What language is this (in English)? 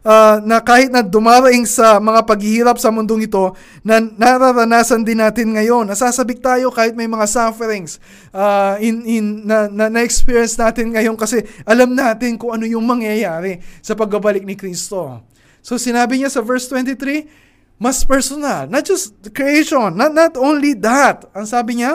Filipino